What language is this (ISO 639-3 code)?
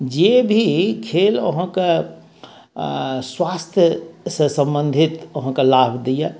mai